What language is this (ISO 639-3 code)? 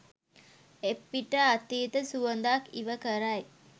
sin